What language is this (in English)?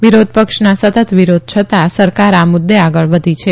Gujarati